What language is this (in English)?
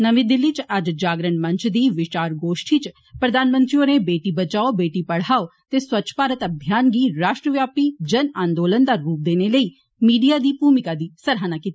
Dogri